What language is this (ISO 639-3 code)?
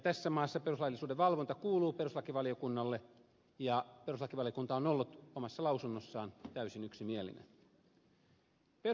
fin